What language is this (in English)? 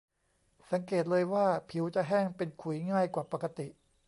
Thai